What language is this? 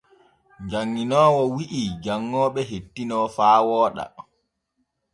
Borgu Fulfulde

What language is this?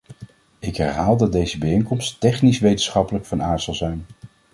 Dutch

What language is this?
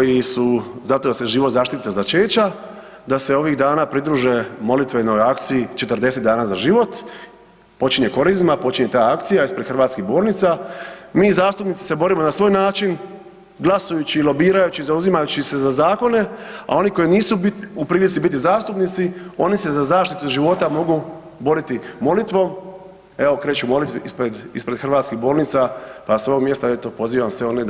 Croatian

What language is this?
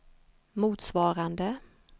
Swedish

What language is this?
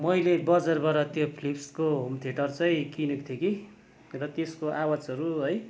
Nepali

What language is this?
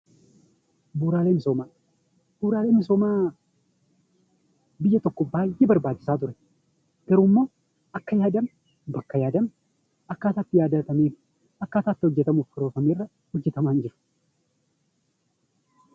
Oromo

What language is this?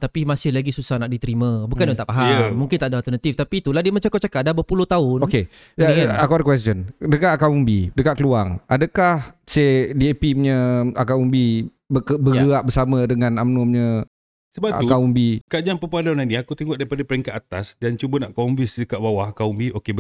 Malay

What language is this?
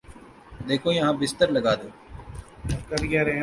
Urdu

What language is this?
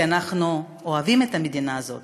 Hebrew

